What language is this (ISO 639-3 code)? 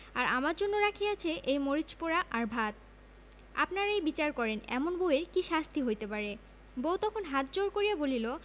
ben